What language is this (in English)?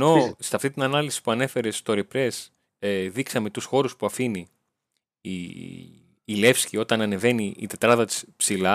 Greek